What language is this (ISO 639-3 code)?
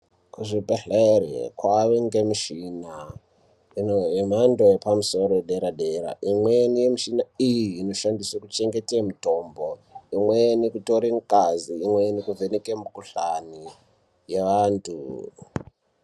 ndc